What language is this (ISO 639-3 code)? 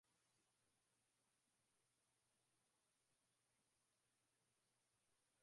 swa